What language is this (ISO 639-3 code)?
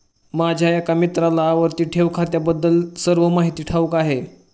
mar